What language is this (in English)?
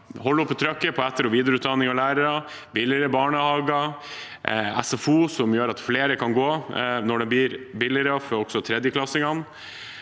Norwegian